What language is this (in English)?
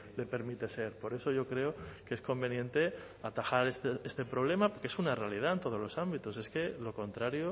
Spanish